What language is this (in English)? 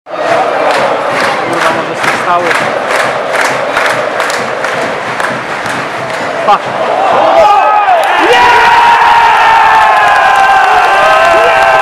Ukrainian